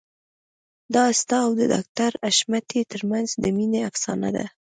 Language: Pashto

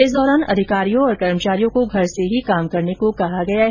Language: Hindi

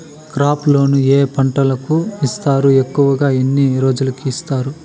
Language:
Telugu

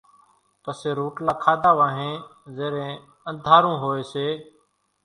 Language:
Kachi Koli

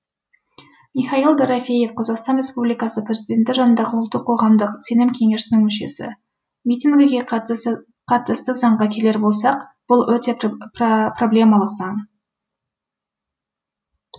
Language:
Kazakh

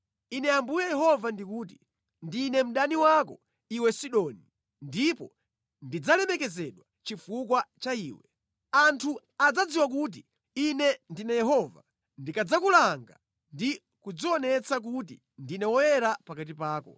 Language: Nyanja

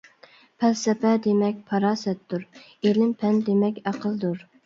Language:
Uyghur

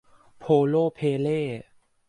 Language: Thai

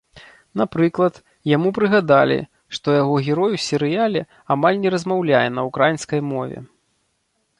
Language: Belarusian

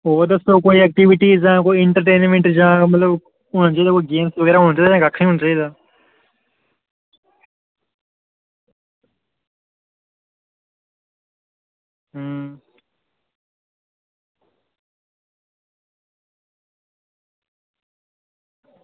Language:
Dogri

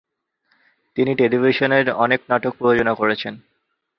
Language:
Bangla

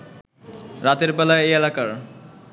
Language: Bangla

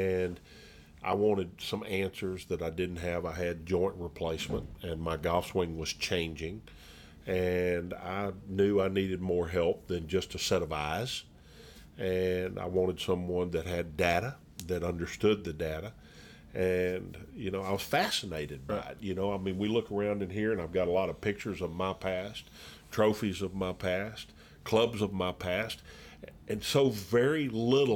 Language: English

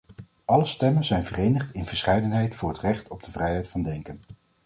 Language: Dutch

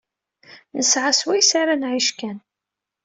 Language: Kabyle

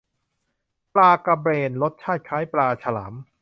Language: Thai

